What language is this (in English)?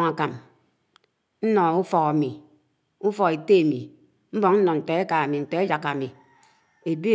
Anaang